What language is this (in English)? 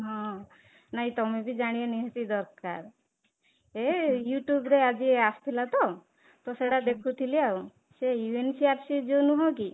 Odia